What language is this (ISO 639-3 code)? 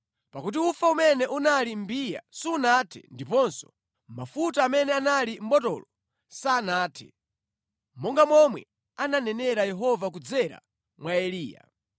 nya